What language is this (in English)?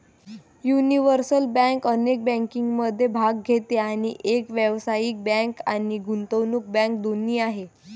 Marathi